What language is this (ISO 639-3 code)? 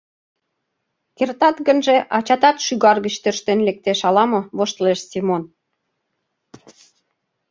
chm